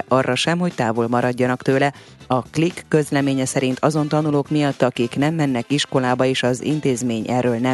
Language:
Hungarian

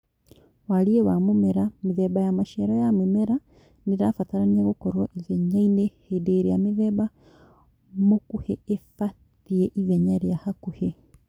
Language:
Kikuyu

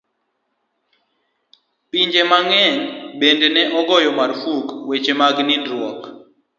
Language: Luo (Kenya and Tanzania)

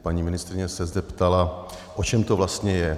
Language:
Czech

